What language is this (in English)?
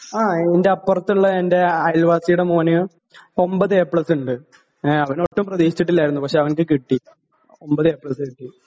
Malayalam